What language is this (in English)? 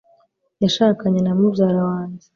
Kinyarwanda